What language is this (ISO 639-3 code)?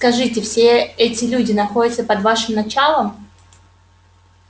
rus